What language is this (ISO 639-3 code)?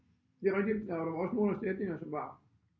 dan